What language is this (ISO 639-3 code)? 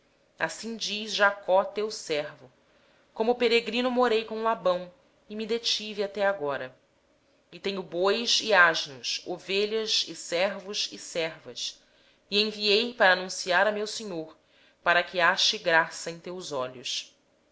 por